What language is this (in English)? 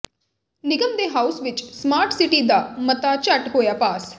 Punjabi